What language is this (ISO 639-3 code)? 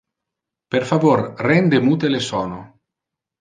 ina